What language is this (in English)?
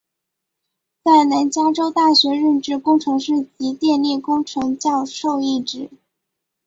Chinese